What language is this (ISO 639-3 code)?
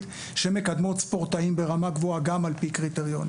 heb